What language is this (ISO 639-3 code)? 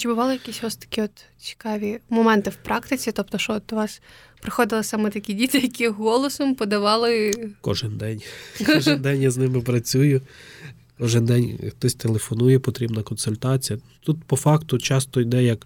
ukr